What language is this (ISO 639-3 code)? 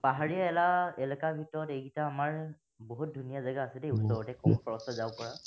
asm